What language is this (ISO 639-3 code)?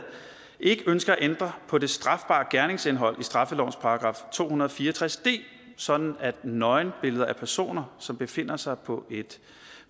dan